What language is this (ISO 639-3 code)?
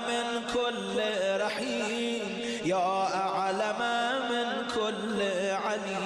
ara